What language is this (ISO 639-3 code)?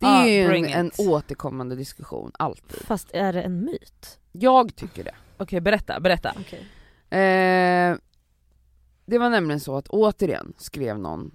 swe